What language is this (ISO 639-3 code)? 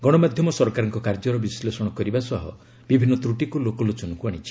ori